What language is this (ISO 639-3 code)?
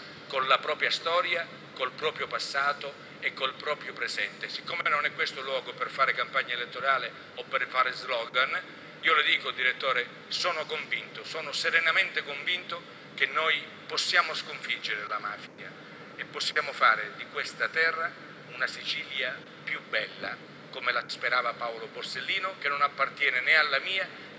ita